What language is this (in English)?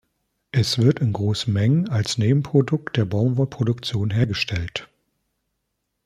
German